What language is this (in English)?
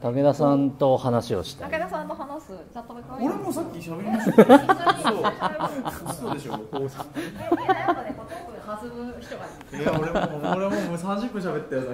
Japanese